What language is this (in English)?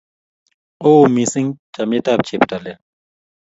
Kalenjin